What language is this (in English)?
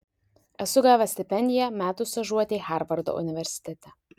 Lithuanian